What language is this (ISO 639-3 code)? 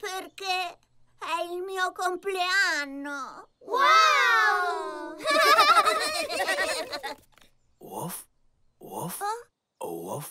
ita